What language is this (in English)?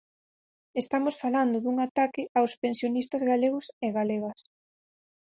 Galician